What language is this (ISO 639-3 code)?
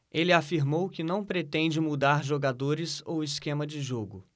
por